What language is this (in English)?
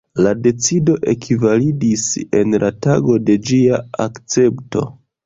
Esperanto